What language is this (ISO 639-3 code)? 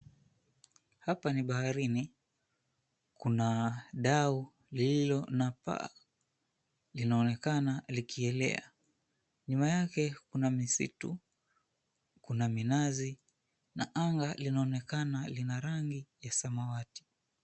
swa